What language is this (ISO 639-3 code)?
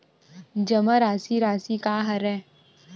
hne